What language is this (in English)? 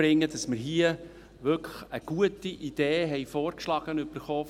Swiss German